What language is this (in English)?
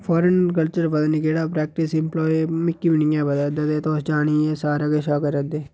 Dogri